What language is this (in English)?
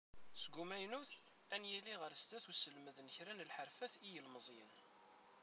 Kabyle